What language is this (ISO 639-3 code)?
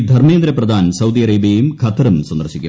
mal